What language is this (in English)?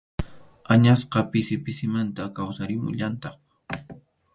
Arequipa-La Unión Quechua